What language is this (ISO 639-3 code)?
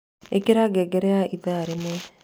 kik